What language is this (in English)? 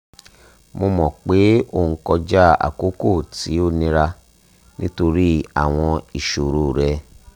Yoruba